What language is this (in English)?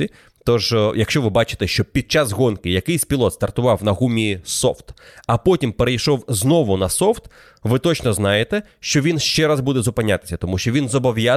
Ukrainian